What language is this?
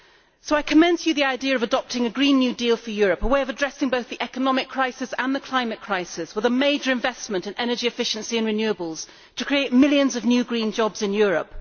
English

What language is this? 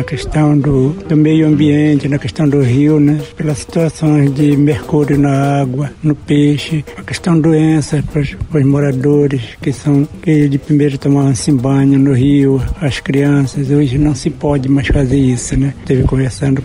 Portuguese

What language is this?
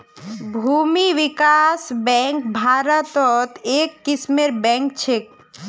Magahi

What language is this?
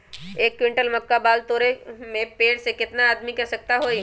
Magahi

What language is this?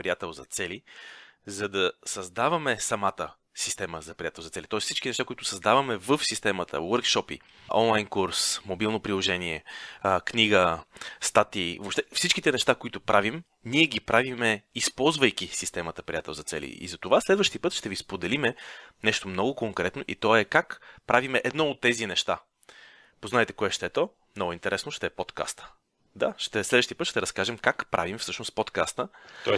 Bulgarian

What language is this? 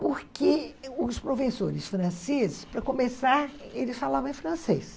Portuguese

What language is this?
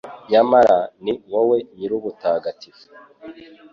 Kinyarwanda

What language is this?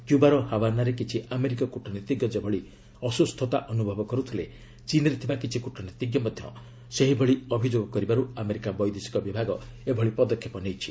Odia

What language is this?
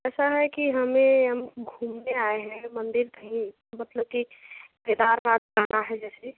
Hindi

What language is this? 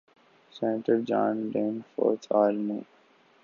Urdu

